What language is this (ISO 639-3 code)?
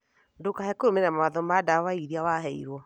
kik